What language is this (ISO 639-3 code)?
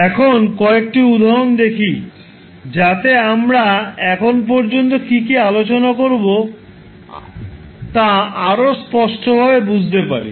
ben